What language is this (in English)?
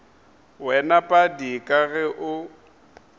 Northern Sotho